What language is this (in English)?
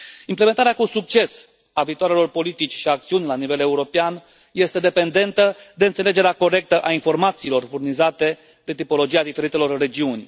Romanian